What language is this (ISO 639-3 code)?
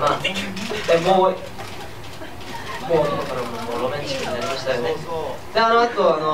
jpn